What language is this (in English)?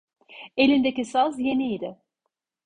Turkish